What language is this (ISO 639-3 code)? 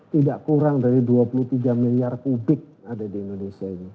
ind